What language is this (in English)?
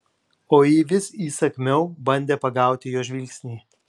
Lithuanian